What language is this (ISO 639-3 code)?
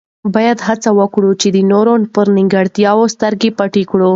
pus